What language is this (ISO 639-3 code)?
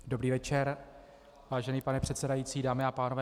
ces